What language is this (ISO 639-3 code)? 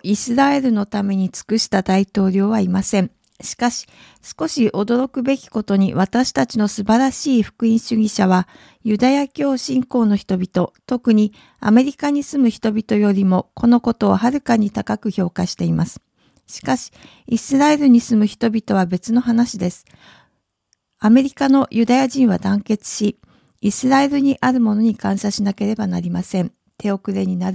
jpn